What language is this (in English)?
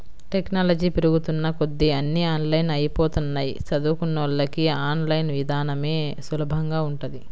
Telugu